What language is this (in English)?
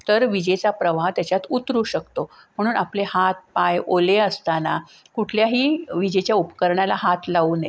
Marathi